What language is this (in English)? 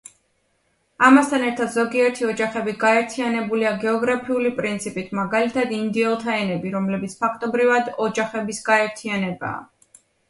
Georgian